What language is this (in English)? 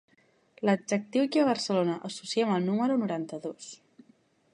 Catalan